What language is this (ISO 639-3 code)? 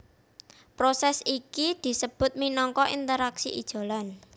jav